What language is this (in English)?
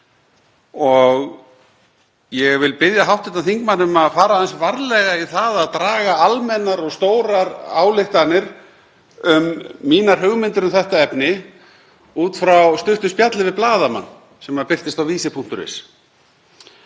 Icelandic